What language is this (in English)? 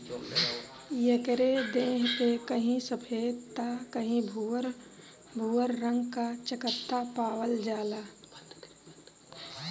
Bhojpuri